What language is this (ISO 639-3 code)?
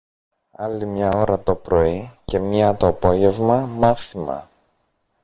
ell